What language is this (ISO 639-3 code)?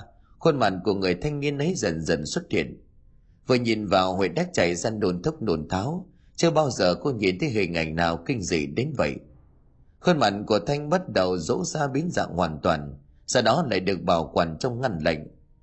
vie